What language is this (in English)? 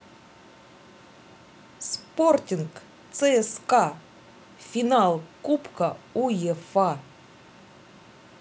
Russian